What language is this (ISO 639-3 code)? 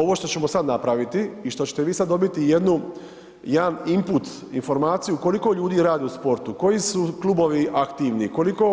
hrv